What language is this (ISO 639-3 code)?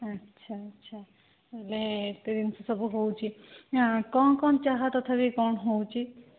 ori